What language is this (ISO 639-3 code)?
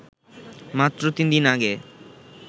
ben